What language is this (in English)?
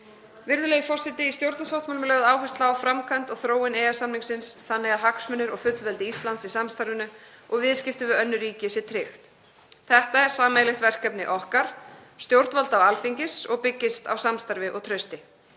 Icelandic